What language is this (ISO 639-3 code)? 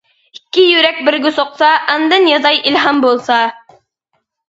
uig